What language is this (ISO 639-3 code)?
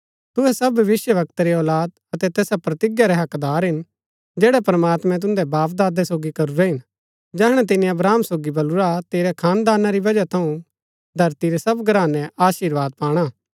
gbk